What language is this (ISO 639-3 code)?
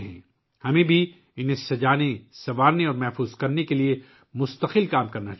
urd